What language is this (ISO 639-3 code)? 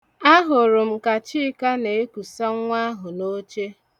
ibo